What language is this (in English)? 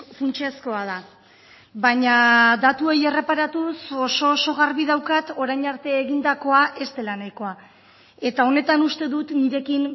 Basque